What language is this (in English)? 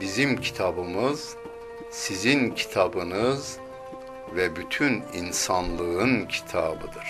Turkish